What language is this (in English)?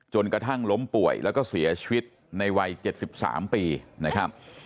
Thai